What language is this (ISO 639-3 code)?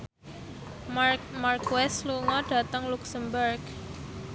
jav